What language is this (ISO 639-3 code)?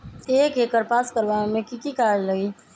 mag